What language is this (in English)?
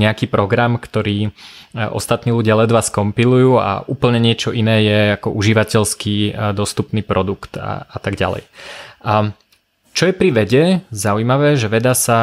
Slovak